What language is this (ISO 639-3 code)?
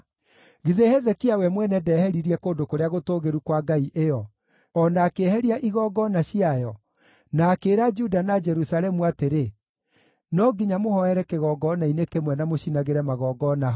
kik